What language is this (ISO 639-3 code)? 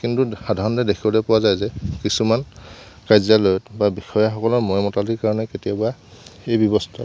asm